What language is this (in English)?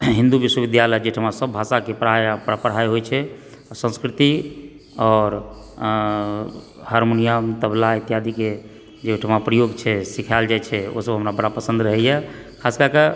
Maithili